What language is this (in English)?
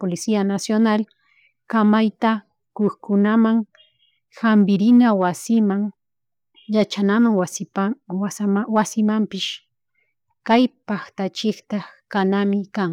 Chimborazo Highland Quichua